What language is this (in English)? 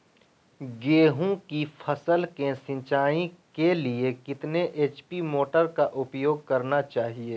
Magahi